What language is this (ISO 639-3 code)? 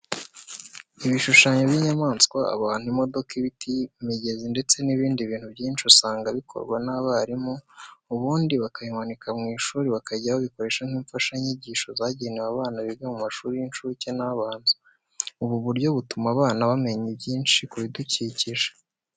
kin